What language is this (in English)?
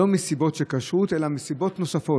Hebrew